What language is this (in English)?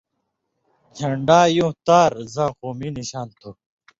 Indus Kohistani